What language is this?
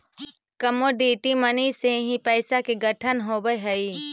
Magahi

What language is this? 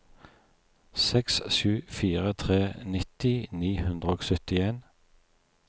Norwegian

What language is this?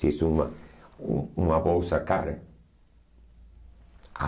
Portuguese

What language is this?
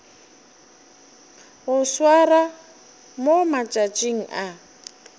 Northern Sotho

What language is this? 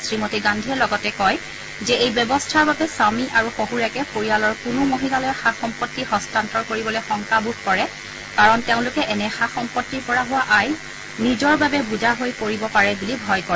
Assamese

